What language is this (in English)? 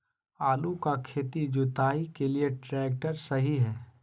Magahi